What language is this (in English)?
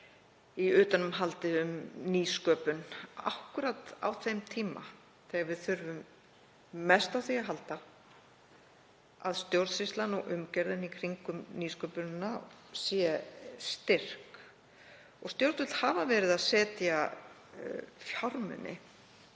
Icelandic